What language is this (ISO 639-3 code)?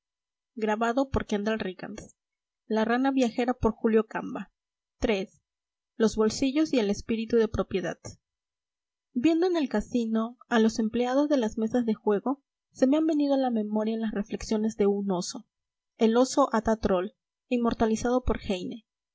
spa